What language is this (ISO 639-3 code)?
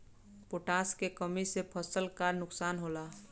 bho